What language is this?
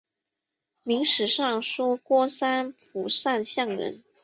Chinese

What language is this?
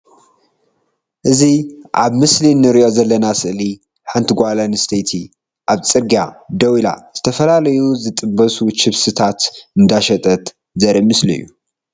Tigrinya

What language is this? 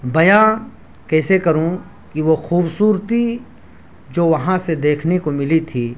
Urdu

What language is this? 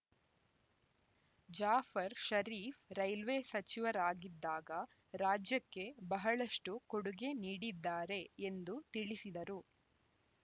Kannada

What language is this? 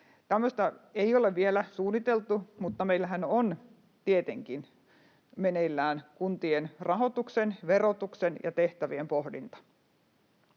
Finnish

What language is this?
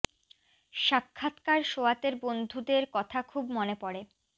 Bangla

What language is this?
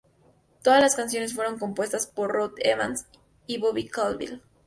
Spanish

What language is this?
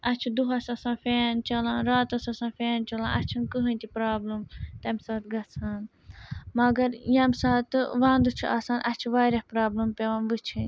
Kashmiri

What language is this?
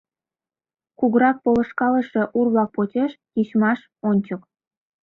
Mari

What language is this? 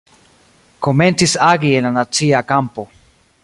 Esperanto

